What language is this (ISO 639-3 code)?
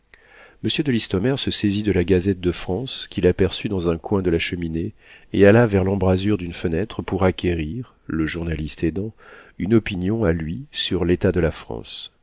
fra